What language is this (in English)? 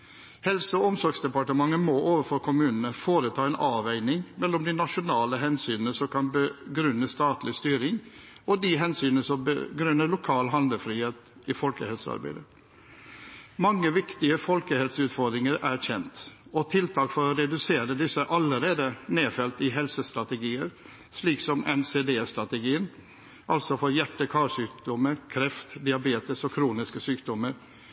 Norwegian Bokmål